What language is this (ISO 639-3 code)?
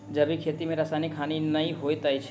mai